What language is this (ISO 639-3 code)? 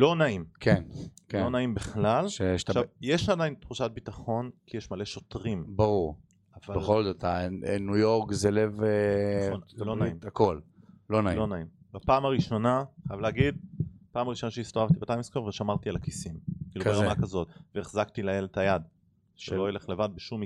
heb